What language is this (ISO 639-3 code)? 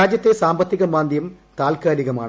mal